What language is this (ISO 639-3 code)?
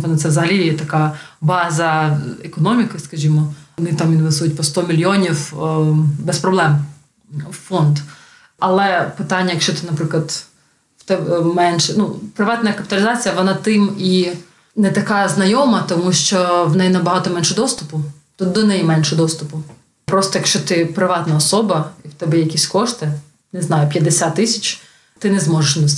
ukr